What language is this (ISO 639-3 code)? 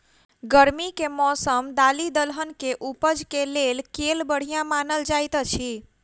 mai